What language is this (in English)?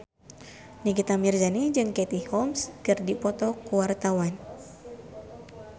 Sundanese